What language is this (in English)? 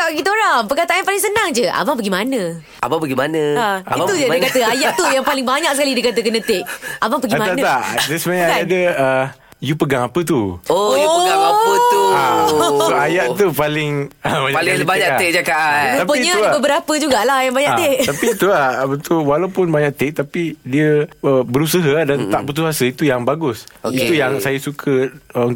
Malay